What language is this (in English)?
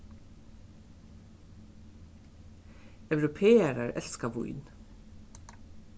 Faroese